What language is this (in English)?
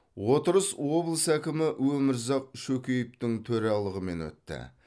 Kazakh